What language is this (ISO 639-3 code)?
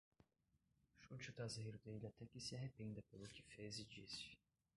por